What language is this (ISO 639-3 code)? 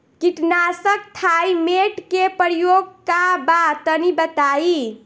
bho